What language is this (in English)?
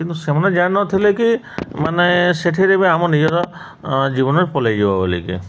Odia